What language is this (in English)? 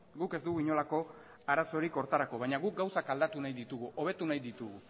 Basque